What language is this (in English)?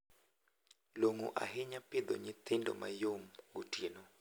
Luo (Kenya and Tanzania)